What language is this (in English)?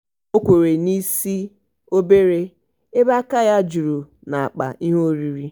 Igbo